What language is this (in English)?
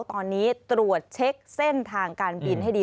Thai